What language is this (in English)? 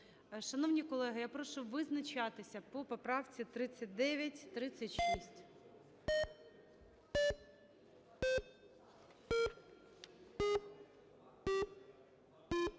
Ukrainian